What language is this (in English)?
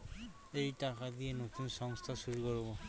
Bangla